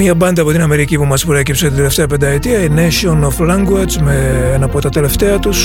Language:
Greek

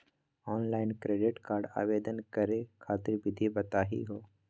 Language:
Magahi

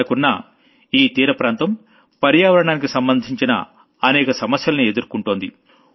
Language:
Telugu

